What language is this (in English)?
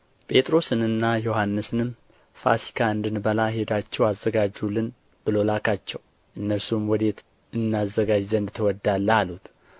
Amharic